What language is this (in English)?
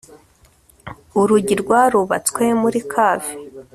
Kinyarwanda